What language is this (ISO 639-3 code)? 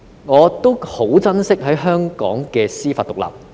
yue